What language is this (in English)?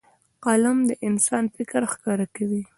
Pashto